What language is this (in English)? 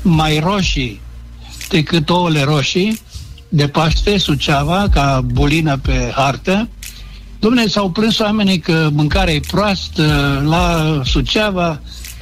Romanian